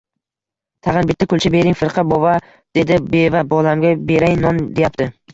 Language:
Uzbek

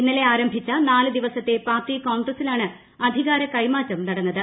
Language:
Malayalam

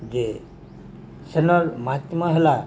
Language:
Odia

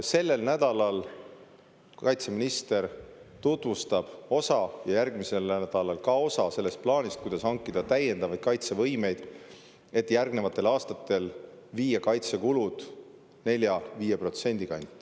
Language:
Estonian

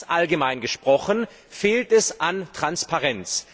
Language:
German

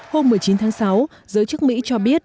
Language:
Vietnamese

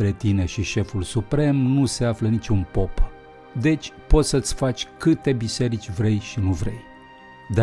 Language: Romanian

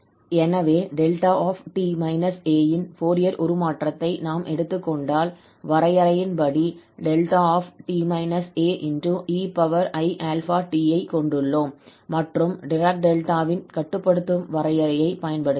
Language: Tamil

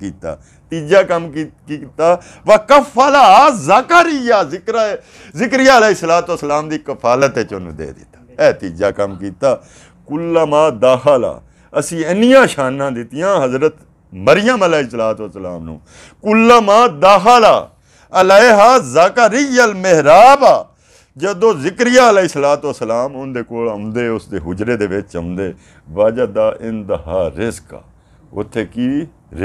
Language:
Hindi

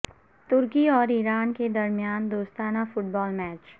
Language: Urdu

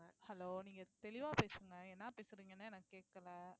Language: Tamil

